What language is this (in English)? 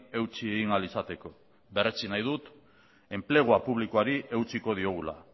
Basque